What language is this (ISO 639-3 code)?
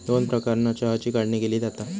mar